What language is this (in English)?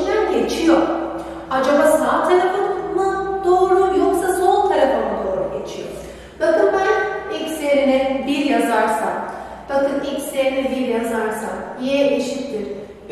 Turkish